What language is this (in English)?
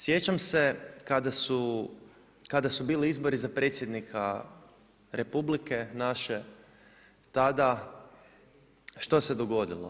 Croatian